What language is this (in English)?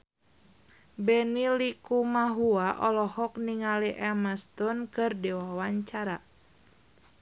Sundanese